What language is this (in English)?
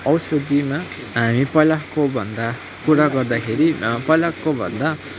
Nepali